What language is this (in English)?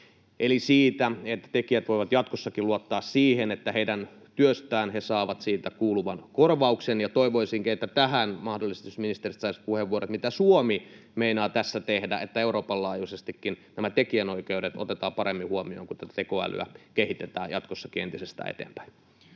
Finnish